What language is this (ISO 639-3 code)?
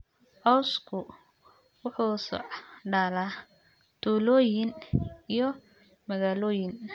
som